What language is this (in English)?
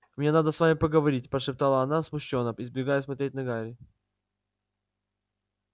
Russian